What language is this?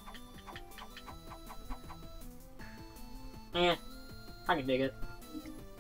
English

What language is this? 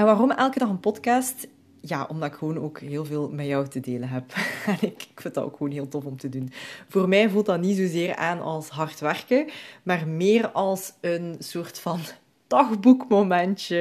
Dutch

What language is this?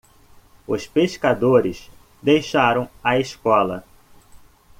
Portuguese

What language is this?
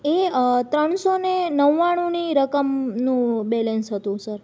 Gujarati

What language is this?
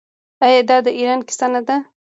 Pashto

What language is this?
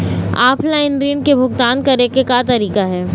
Chhattisgarhi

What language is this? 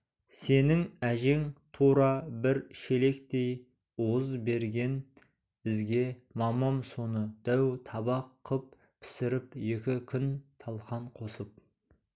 Kazakh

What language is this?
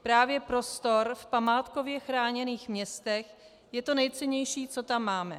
Czech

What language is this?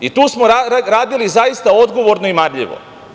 Serbian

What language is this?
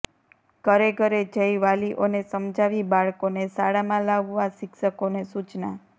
Gujarati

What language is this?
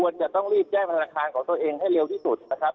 Thai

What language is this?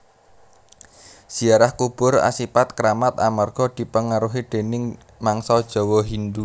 Javanese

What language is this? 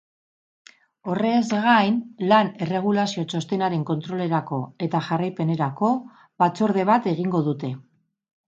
Basque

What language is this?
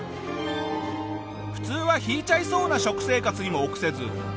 Japanese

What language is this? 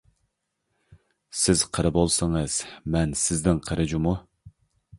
Uyghur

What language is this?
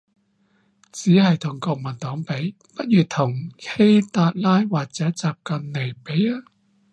Cantonese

